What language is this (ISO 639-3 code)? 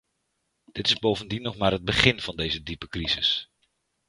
nld